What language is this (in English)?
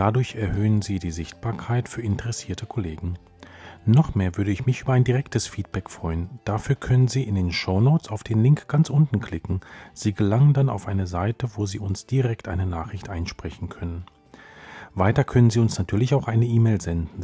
German